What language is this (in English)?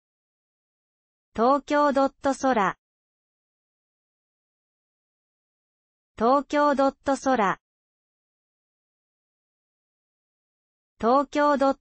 Japanese